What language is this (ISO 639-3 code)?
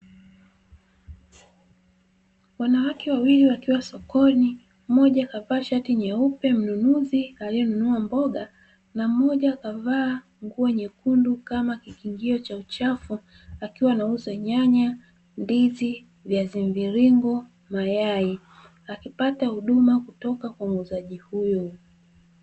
swa